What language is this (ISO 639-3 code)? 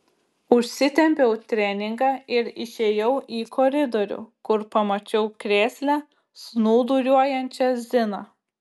lit